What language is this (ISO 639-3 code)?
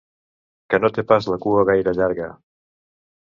cat